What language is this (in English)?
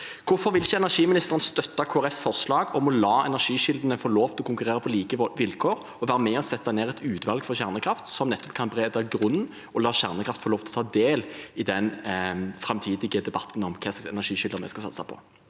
Norwegian